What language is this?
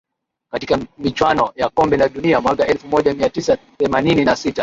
Swahili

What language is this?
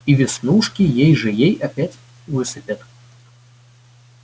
Russian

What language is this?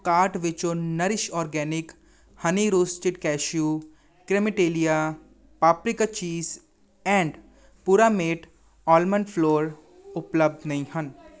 Punjabi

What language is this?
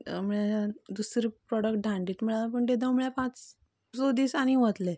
Konkani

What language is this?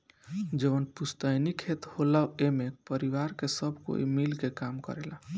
Bhojpuri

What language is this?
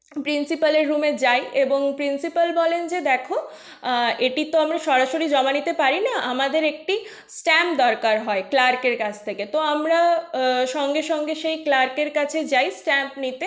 Bangla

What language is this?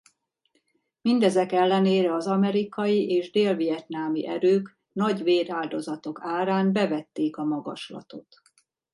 Hungarian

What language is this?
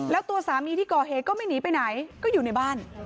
Thai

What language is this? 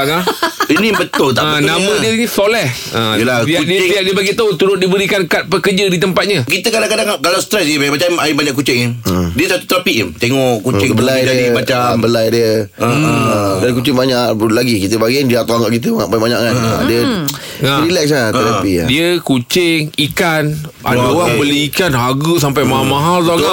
Malay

